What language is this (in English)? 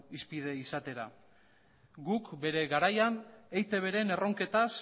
Basque